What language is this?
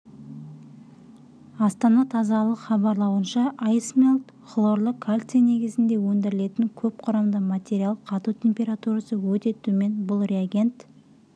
Kazakh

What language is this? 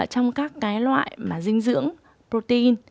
Vietnamese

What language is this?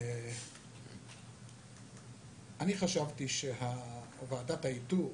Hebrew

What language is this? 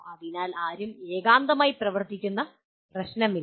Malayalam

